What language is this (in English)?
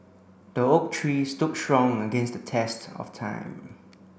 English